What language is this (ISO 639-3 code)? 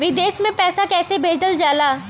bho